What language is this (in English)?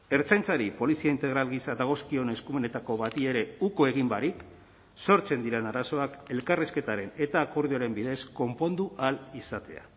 Basque